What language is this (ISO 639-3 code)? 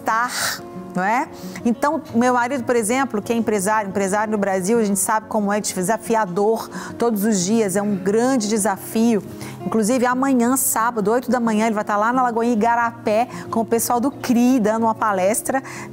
por